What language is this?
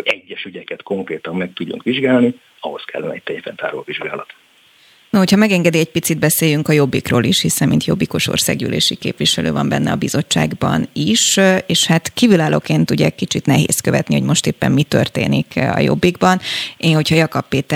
Hungarian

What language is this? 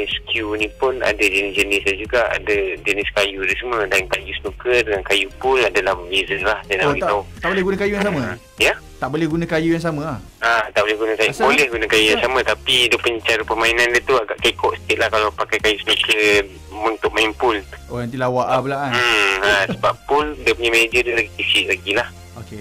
Malay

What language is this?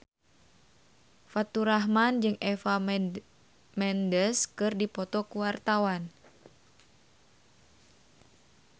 Sundanese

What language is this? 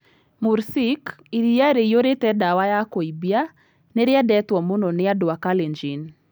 Kikuyu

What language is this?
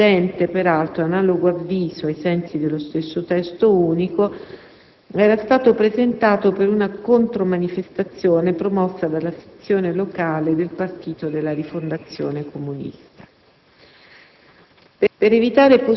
Italian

